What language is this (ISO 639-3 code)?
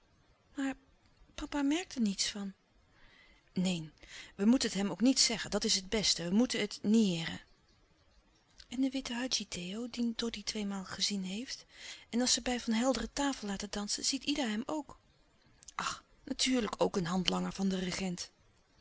nld